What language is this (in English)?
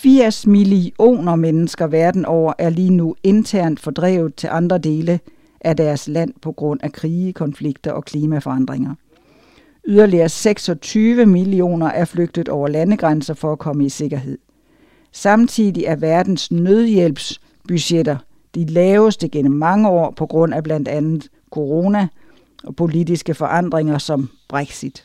Danish